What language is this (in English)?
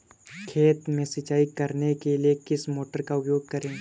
Hindi